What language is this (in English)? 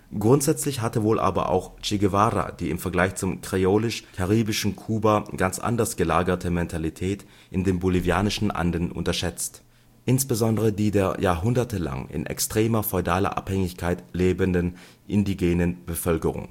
German